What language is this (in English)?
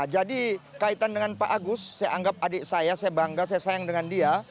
Indonesian